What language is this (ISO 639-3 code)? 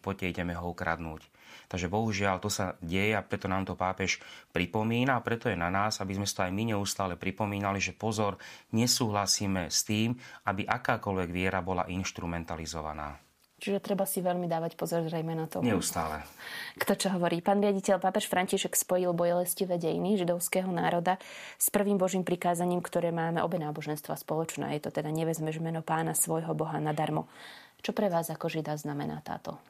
slk